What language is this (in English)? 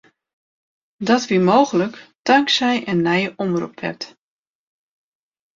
Western Frisian